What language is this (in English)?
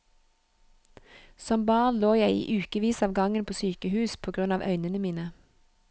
Norwegian